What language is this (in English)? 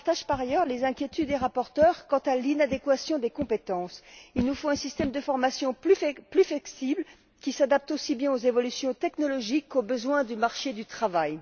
French